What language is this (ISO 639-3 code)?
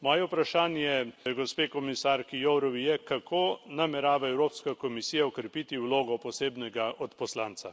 slv